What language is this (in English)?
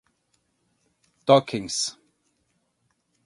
Portuguese